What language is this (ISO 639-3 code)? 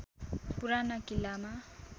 nep